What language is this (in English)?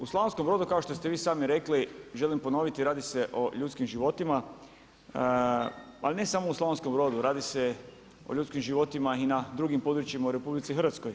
Croatian